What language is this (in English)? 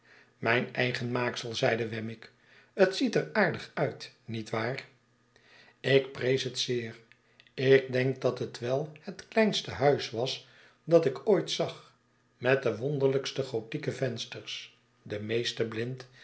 Dutch